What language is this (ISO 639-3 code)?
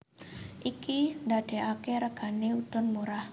jav